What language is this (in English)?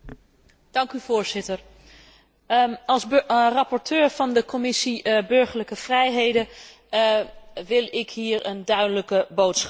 Dutch